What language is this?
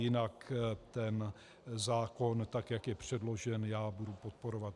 Czech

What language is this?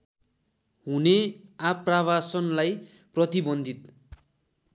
Nepali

